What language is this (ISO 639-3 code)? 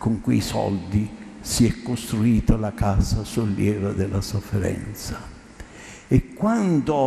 ita